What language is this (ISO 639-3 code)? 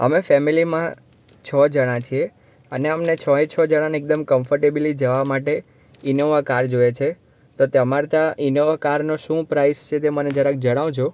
guj